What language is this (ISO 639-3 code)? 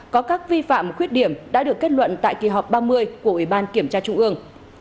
vie